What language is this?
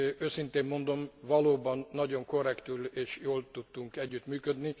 Hungarian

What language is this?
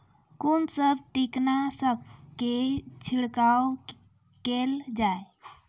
Maithili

